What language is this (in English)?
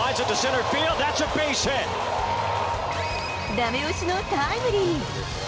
Japanese